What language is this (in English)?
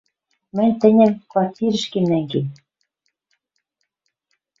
Western Mari